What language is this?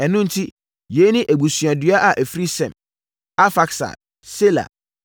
Akan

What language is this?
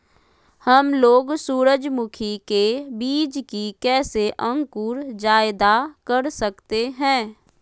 Magahi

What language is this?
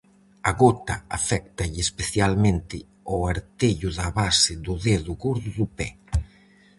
Galician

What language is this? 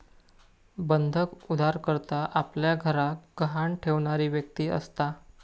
Marathi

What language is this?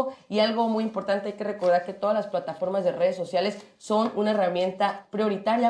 Spanish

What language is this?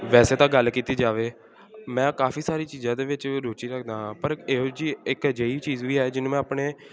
Punjabi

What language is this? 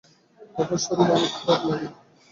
Bangla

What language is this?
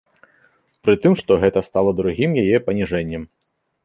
Belarusian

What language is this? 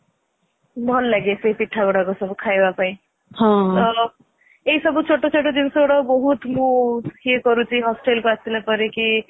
Odia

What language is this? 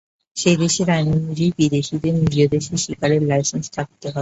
Bangla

